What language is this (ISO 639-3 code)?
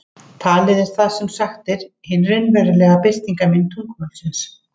isl